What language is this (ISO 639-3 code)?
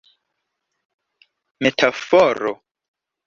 epo